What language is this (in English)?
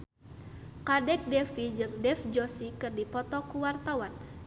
Sundanese